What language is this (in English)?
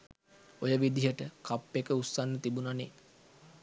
Sinhala